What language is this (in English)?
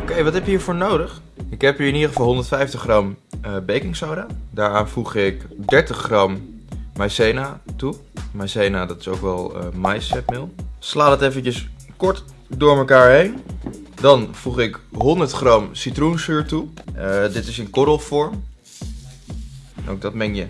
Dutch